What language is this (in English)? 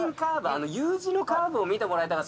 Japanese